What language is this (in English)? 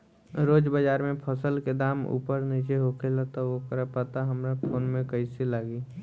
Bhojpuri